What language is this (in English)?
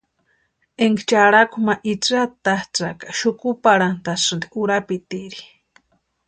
Western Highland Purepecha